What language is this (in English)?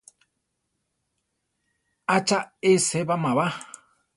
Central Tarahumara